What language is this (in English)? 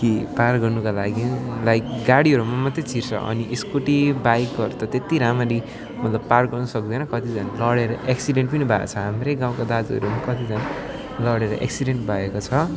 Nepali